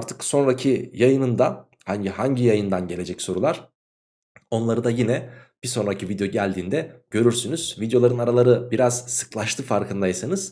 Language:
Turkish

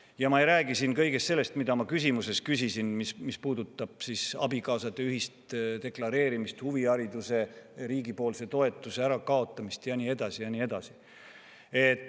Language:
Estonian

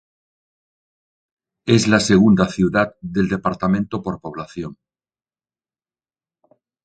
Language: Spanish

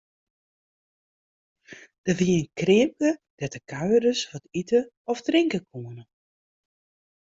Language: Western Frisian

